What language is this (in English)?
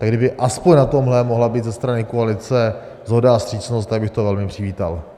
Czech